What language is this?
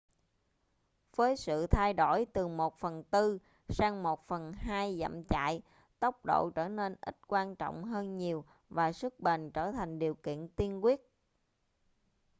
Vietnamese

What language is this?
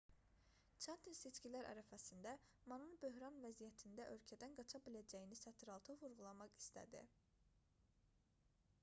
Azerbaijani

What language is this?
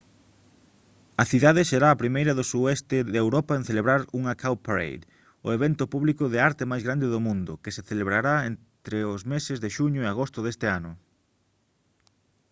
Galician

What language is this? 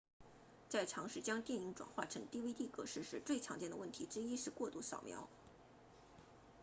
Chinese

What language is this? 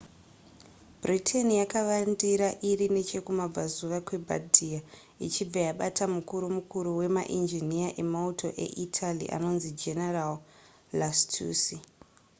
Shona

